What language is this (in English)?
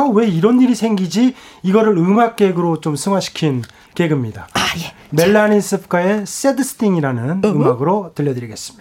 Korean